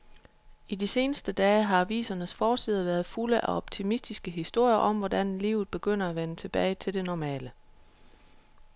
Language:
Danish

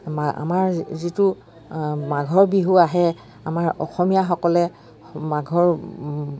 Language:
Assamese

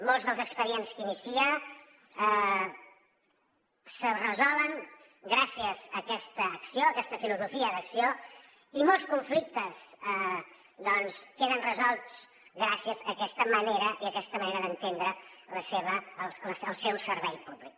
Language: Catalan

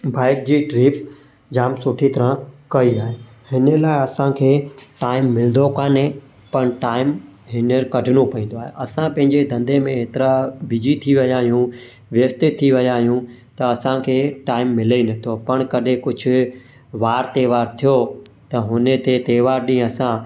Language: Sindhi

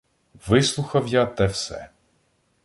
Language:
Ukrainian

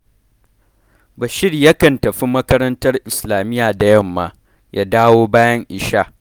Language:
Hausa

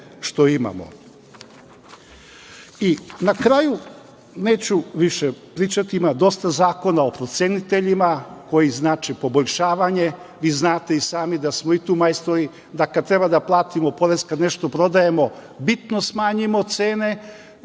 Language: Serbian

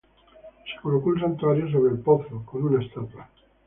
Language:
Spanish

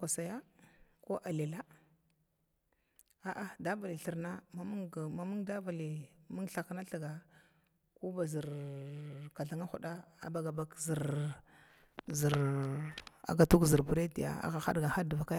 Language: Glavda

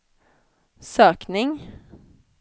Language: Swedish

